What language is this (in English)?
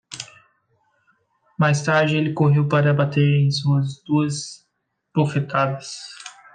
Portuguese